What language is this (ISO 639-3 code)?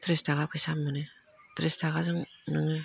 brx